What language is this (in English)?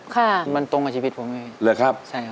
Thai